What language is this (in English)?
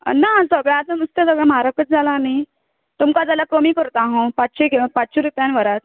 Konkani